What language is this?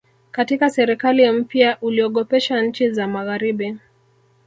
Swahili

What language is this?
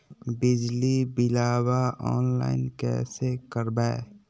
Magahi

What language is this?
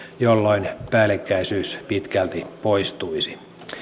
Finnish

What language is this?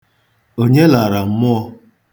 Igbo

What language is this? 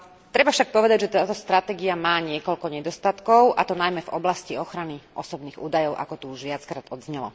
Slovak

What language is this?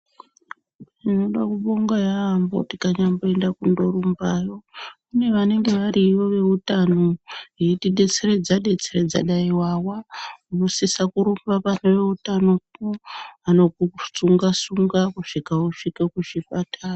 Ndau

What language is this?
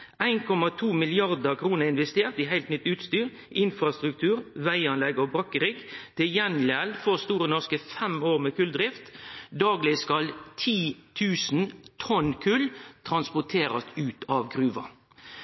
Norwegian Nynorsk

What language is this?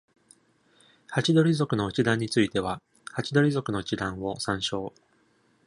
Japanese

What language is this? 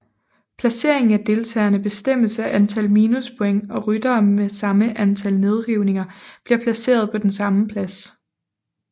Danish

